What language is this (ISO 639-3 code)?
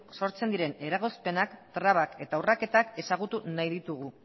eus